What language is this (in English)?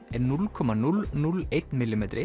Icelandic